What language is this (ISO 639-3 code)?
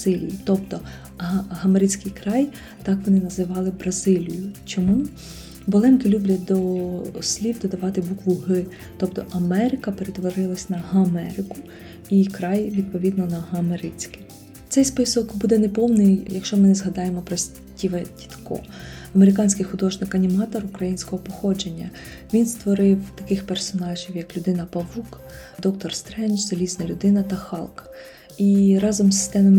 ukr